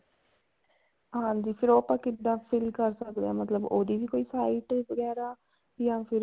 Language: Punjabi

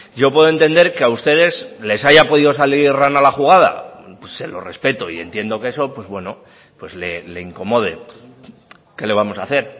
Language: Spanish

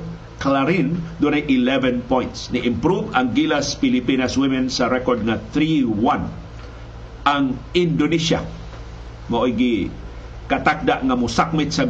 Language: Filipino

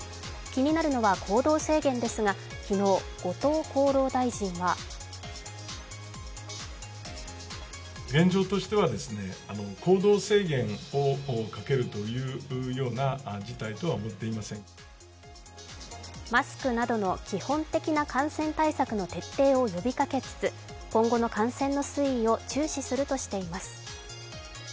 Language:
Japanese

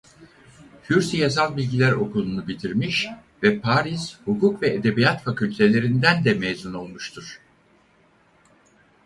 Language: Turkish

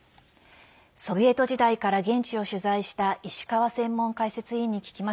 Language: Japanese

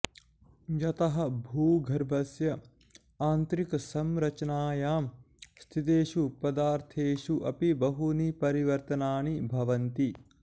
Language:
Sanskrit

